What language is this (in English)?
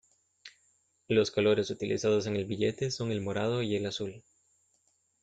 Spanish